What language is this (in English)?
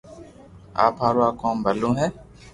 Loarki